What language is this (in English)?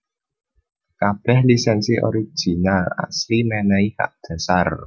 Javanese